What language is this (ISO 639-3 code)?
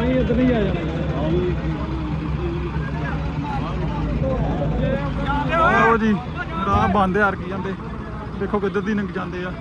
pan